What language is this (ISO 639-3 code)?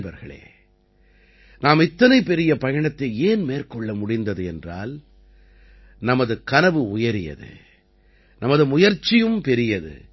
tam